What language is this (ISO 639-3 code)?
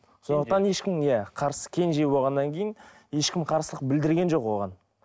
kaz